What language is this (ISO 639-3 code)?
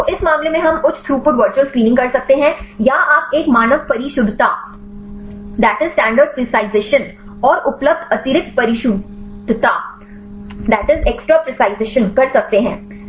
hin